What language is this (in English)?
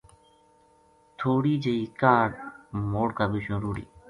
Gujari